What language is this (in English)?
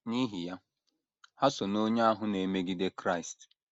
Igbo